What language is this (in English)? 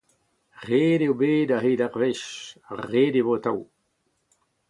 Breton